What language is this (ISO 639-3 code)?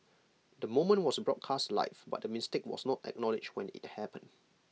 eng